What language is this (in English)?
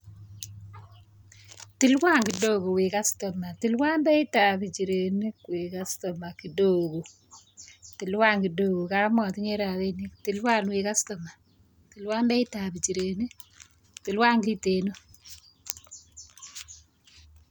Kalenjin